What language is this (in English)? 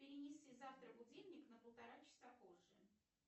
Russian